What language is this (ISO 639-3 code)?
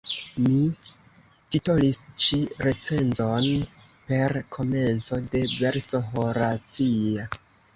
epo